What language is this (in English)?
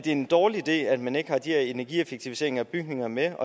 Danish